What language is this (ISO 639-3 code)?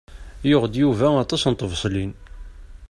kab